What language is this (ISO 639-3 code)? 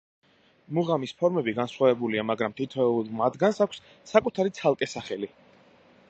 kat